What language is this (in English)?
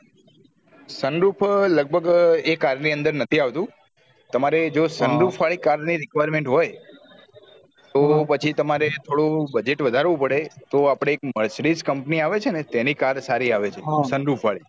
Gujarati